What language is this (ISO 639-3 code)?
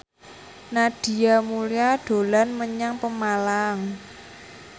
jav